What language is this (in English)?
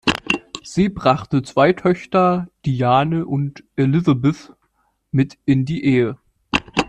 German